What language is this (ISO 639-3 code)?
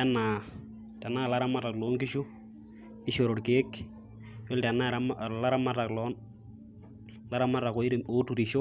mas